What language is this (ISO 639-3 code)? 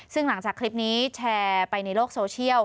tha